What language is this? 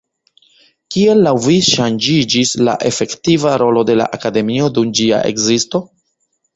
Esperanto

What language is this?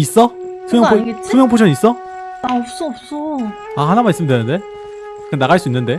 Korean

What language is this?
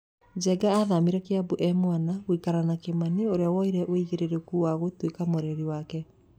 Kikuyu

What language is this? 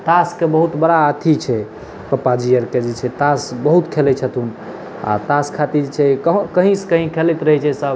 Maithili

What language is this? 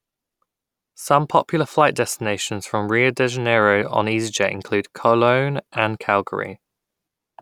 English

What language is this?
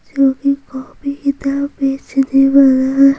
Hindi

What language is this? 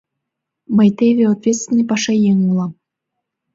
Mari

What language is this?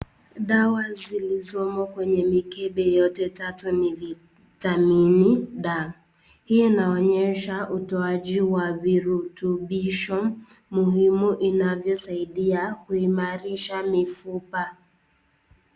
Swahili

